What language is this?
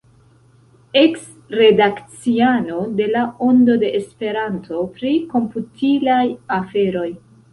Esperanto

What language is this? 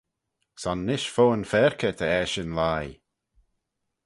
Manx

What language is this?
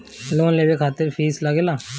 Bhojpuri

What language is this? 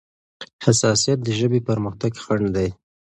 Pashto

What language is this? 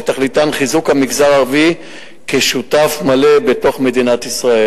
Hebrew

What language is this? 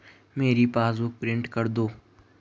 Hindi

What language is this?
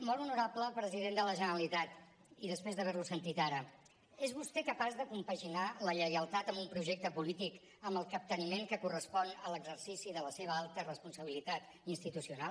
Catalan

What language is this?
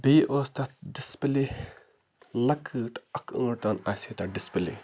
Kashmiri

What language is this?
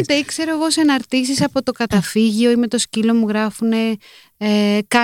Greek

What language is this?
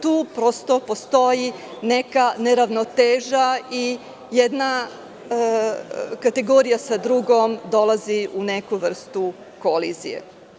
Serbian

